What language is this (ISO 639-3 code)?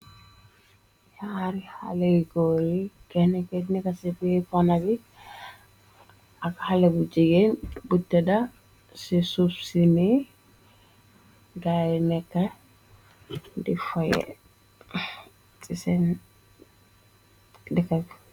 wol